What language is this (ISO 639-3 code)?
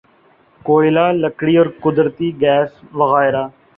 urd